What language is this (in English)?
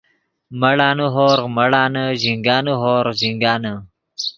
Yidgha